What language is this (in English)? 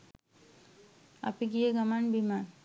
Sinhala